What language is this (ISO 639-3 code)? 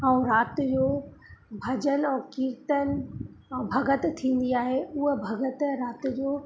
snd